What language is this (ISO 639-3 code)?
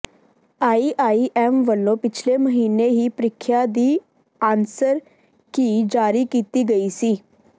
pan